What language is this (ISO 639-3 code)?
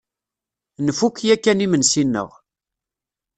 kab